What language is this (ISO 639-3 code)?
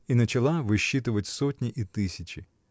rus